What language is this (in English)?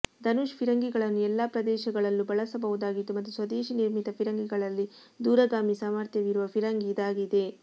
Kannada